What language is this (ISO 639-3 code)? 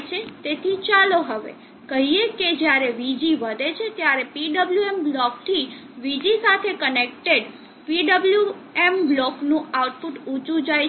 guj